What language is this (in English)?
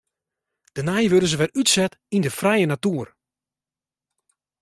Western Frisian